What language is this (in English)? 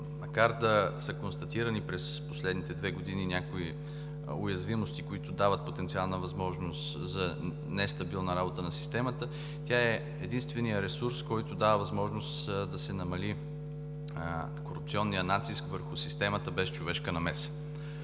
Bulgarian